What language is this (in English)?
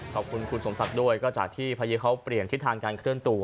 Thai